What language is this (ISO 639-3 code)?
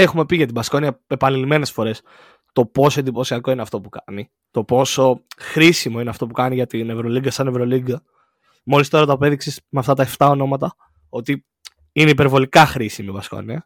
ell